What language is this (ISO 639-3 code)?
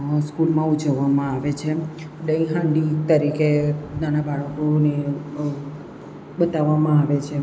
guj